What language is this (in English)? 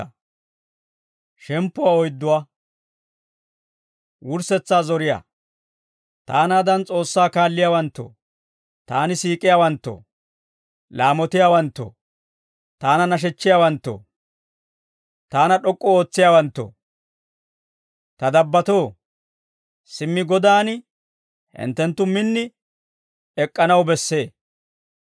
Dawro